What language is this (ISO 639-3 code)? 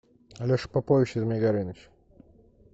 rus